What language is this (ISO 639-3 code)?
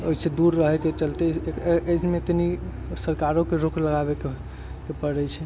mai